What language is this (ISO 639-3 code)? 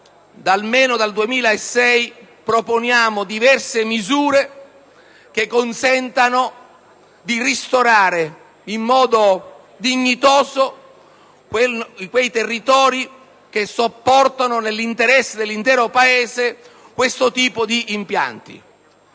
ita